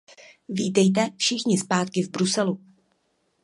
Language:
Czech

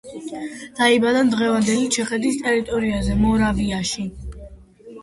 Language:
Georgian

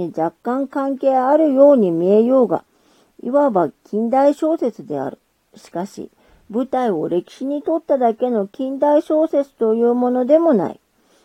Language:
Japanese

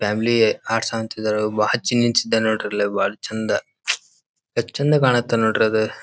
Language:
Kannada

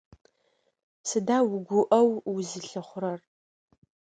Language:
Adyghe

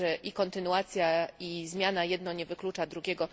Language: Polish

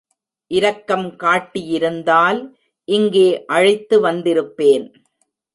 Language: Tamil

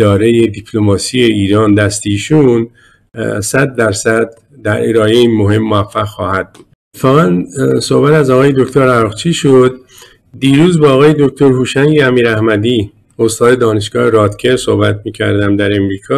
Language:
Persian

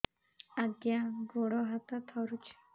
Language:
Odia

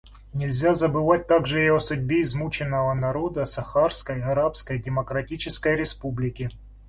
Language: Russian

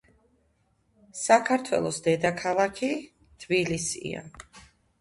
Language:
Georgian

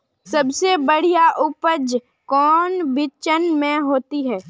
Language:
Magahi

